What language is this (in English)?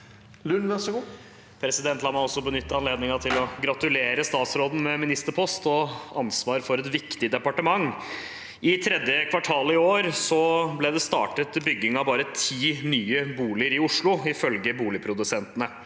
Norwegian